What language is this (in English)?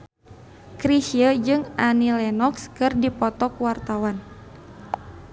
Sundanese